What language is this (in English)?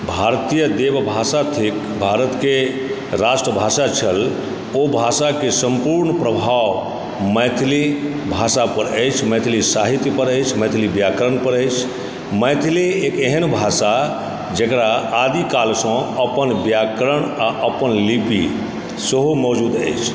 Maithili